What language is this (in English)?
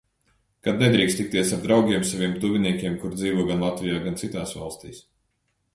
Latvian